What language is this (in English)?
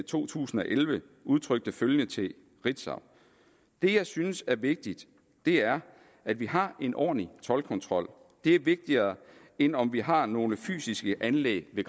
Danish